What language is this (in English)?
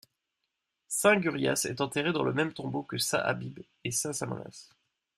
French